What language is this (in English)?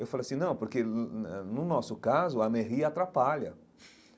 Portuguese